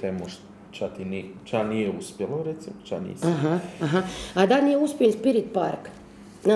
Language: Croatian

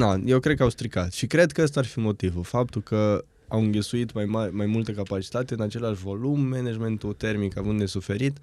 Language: Romanian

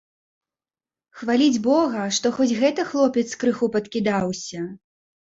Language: Belarusian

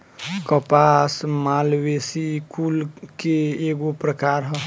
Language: Bhojpuri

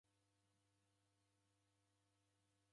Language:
Taita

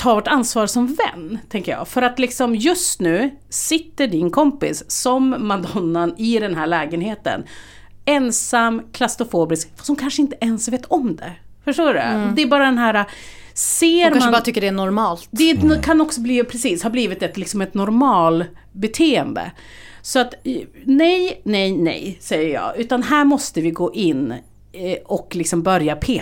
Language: Swedish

